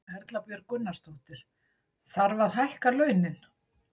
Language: Icelandic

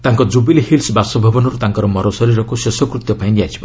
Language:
Odia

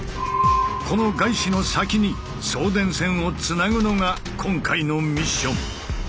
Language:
Japanese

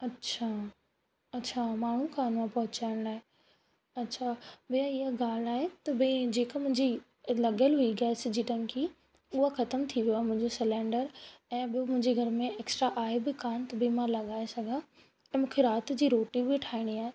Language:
Sindhi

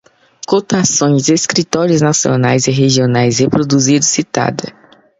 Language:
Portuguese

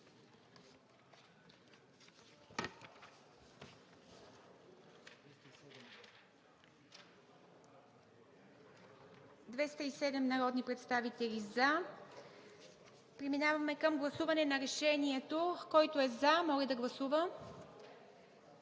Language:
Bulgarian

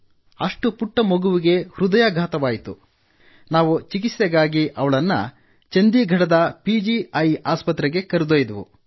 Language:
Kannada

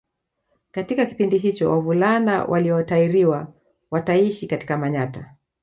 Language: Swahili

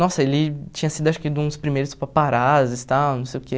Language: Portuguese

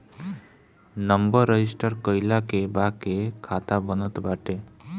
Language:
Bhojpuri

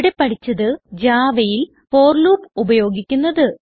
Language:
Malayalam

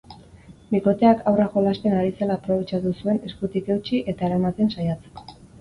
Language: Basque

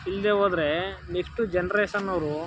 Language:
Kannada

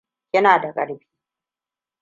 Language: Hausa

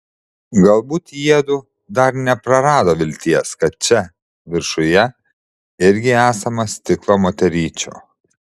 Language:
Lithuanian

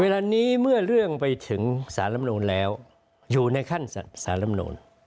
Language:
Thai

